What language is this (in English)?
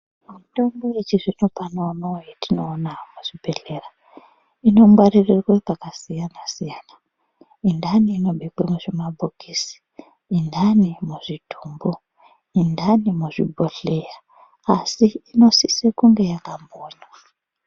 Ndau